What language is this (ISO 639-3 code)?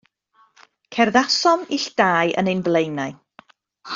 cym